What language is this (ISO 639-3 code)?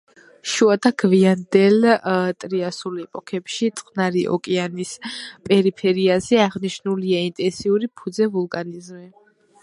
kat